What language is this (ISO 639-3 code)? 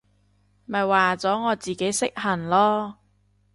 yue